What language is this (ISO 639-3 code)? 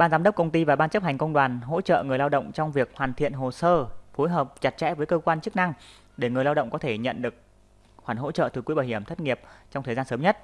vie